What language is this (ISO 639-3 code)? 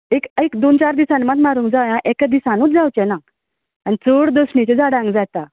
kok